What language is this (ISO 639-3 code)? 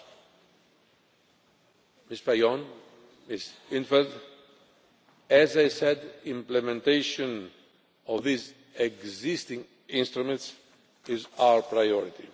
eng